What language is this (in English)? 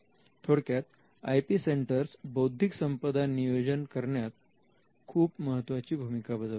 Marathi